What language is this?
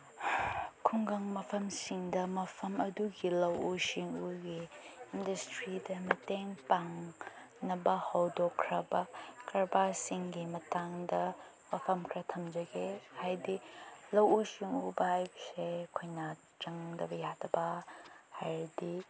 Manipuri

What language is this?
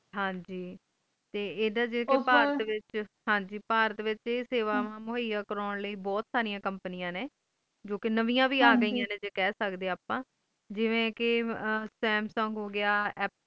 Punjabi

